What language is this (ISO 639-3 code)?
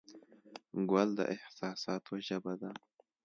pus